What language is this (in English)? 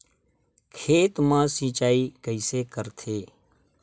Chhattisgarhi